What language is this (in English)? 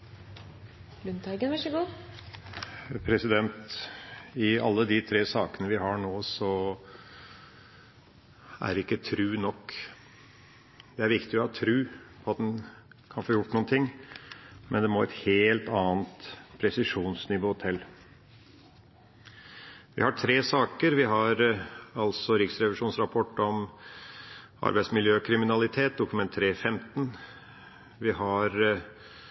Norwegian Bokmål